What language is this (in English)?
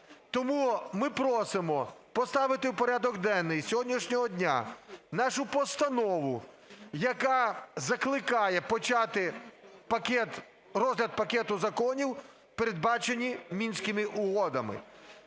Ukrainian